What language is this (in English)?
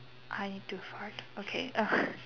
English